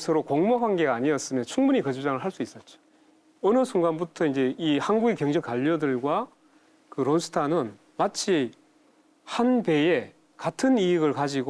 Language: Korean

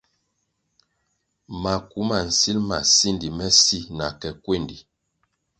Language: Kwasio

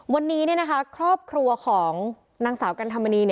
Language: Thai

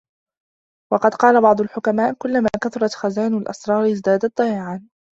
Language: Arabic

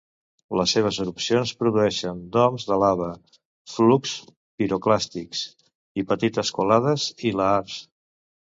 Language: Catalan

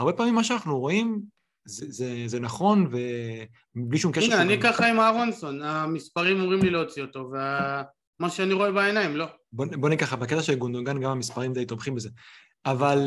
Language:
Hebrew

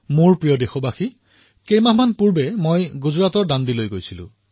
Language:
Assamese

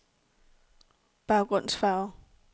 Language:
Danish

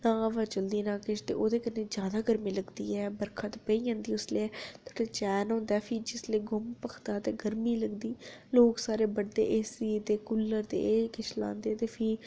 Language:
Dogri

